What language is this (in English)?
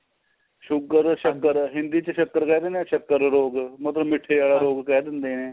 Punjabi